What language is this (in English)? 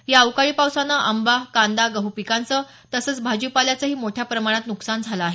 Marathi